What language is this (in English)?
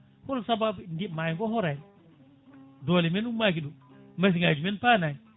Fula